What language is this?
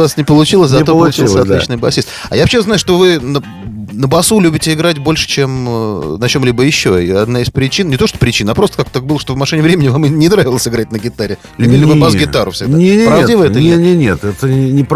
Russian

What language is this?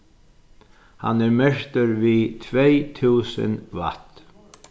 Faroese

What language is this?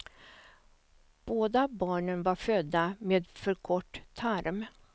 Swedish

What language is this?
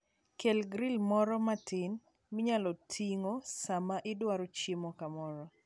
Luo (Kenya and Tanzania)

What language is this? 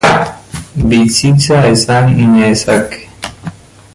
Basque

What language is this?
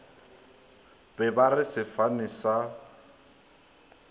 Northern Sotho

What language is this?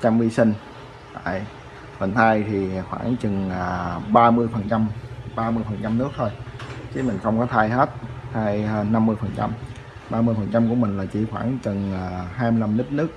Vietnamese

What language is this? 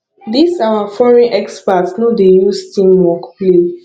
Nigerian Pidgin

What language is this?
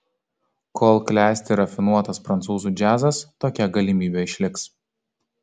Lithuanian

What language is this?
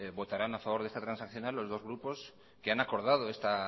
Spanish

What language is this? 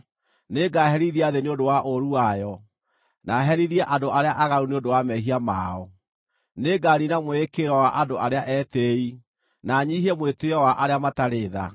Kikuyu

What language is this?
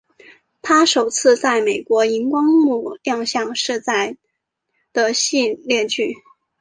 Chinese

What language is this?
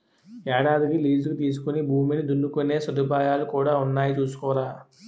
Telugu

